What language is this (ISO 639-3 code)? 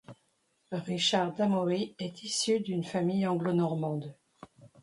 fra